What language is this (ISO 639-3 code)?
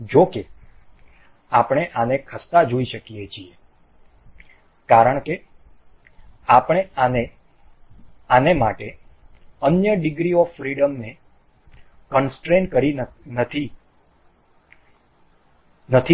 guj